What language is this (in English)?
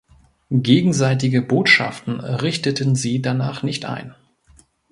German